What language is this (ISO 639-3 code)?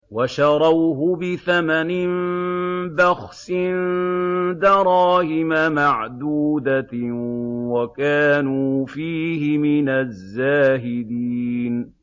ara